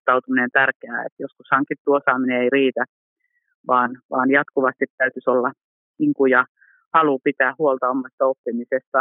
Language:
Finnish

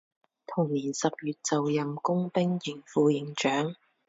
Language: Chinese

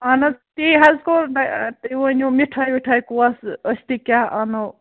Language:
Kashmiri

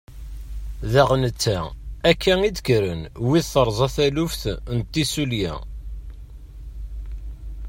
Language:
Kabyle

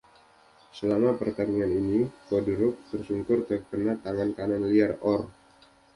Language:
Indonesian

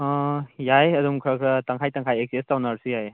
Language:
Manipuri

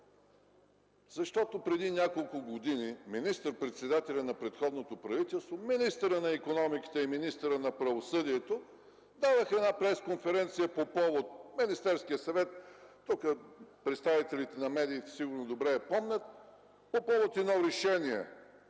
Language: Bulgarian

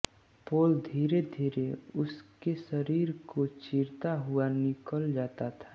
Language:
Hindi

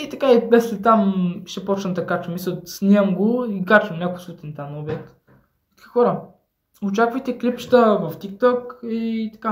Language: Bulgarian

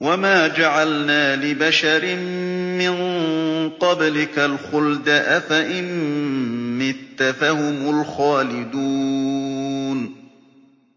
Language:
Arabic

